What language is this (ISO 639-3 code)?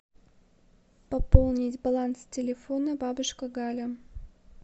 rus